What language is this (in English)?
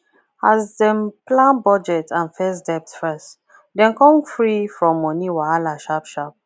Nigerian Pidgin